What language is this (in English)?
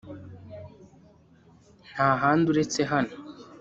Kinyarwanda